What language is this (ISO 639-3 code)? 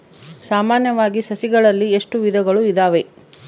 kan